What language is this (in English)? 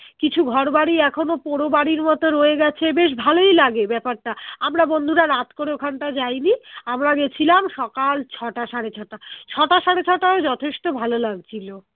Bangla